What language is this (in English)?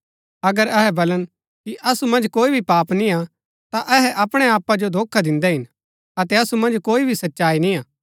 Gaddi